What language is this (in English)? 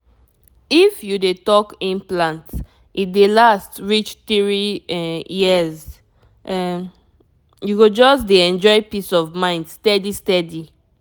Nigerian Pidgin